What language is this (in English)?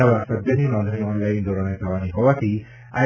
Gujarati